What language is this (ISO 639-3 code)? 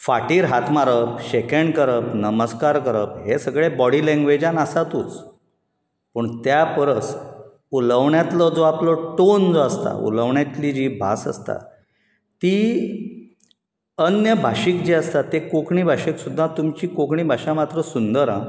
kok